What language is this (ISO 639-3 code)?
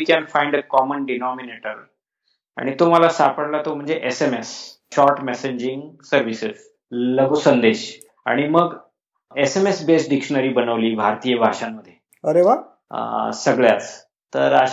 mar